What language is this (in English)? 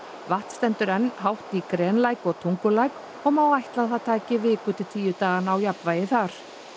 Icelandic